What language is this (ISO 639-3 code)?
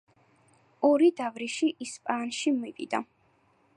kat